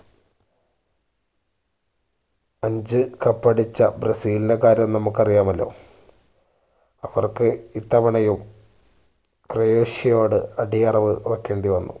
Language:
Malayalam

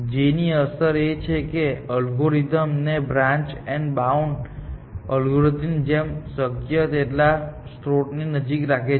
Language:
Gujarati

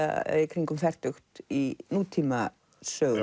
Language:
Icelandic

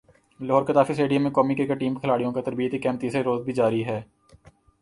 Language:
Urdu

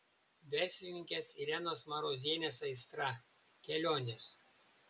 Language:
Lithuanian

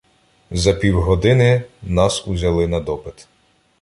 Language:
Ukrainian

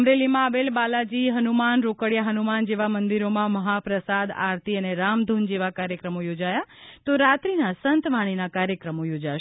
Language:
Gujarati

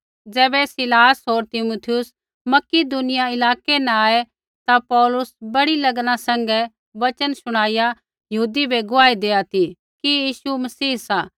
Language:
Kullu Pahari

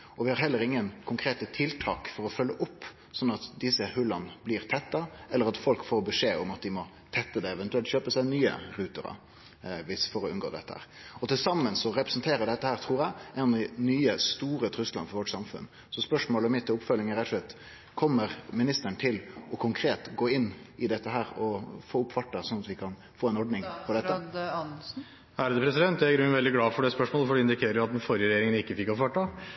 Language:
Norwegian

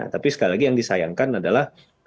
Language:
Indonesian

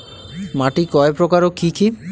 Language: Bangla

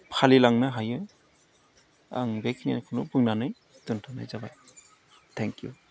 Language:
Bodo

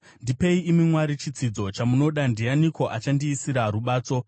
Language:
Shona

